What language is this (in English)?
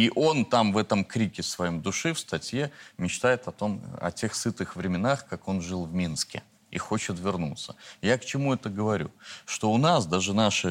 Russian